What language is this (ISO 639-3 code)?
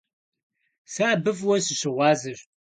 kbd